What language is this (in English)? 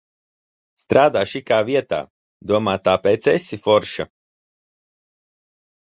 Latvian